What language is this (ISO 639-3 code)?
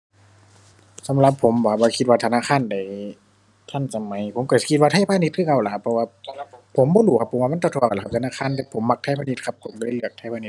tha